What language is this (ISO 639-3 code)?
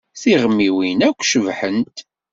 kab